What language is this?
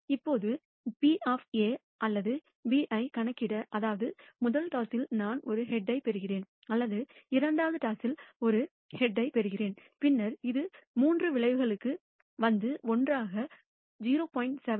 Tamil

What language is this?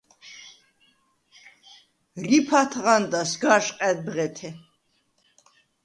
Svan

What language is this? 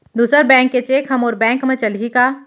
Chhattisgarhi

